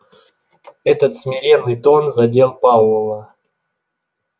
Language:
Russian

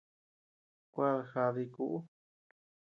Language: Tepeuxila Cuicatec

